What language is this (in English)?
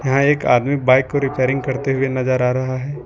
Hindi